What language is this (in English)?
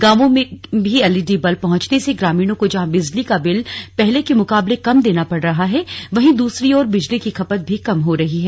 Hindi